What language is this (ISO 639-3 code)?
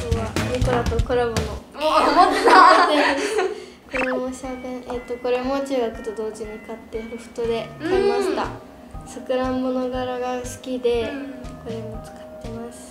jpn